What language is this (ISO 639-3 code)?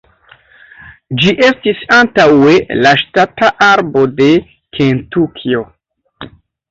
epo